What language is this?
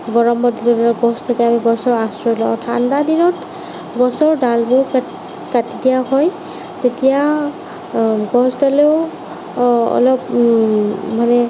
Assamese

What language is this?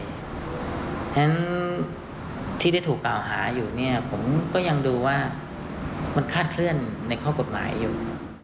Thai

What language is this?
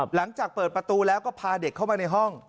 Thai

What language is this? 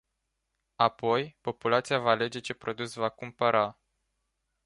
Romanian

